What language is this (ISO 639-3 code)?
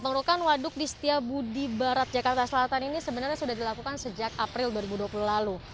ind